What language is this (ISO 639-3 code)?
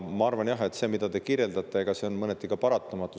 est